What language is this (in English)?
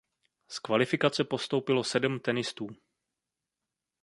Czech